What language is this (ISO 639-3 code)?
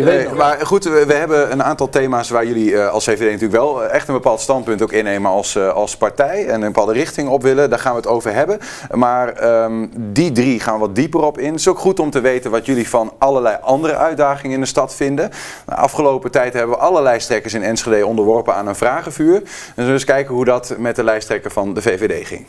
nld